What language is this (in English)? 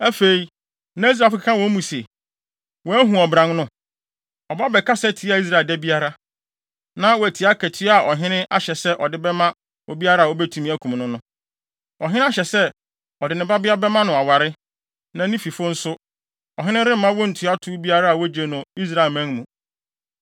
Akan